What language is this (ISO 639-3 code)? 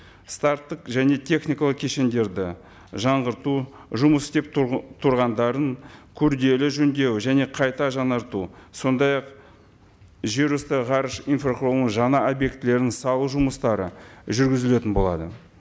kaz